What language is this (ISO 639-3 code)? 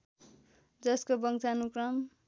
nep